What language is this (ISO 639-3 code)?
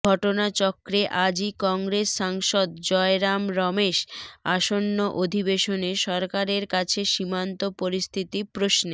ben